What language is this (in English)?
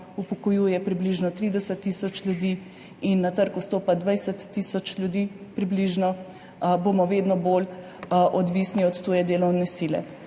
Slovenian